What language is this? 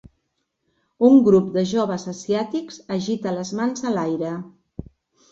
Catalan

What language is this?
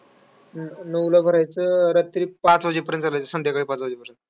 Marathi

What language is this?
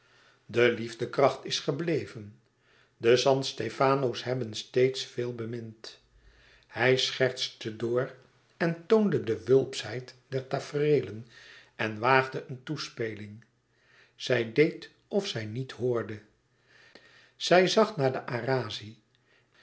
Dutch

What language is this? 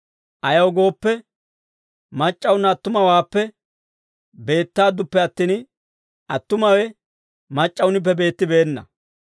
Dawro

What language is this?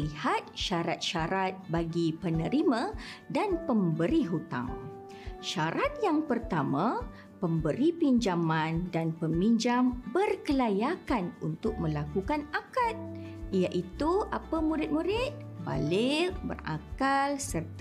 Malay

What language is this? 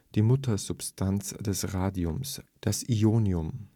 German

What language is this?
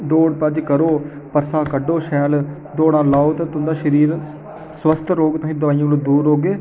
Dogri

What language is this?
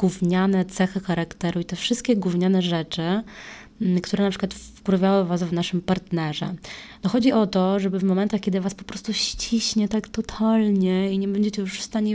Polish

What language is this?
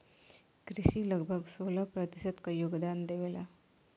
Bhojpuri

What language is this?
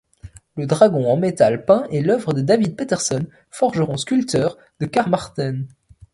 French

